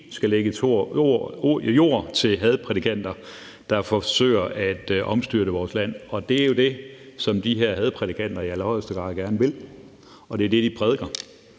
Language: Danish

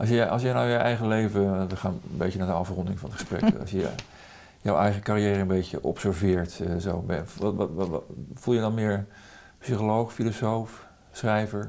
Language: Dutch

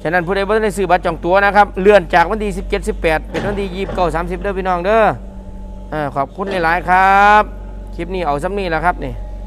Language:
Thai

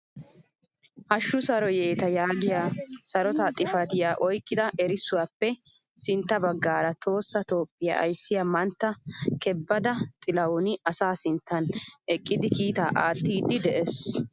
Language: Wolaytta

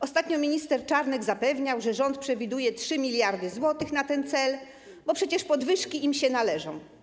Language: Polish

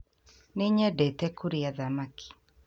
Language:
Kikuyu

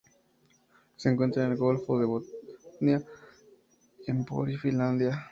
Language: Spanish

